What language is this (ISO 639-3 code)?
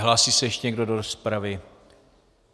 ces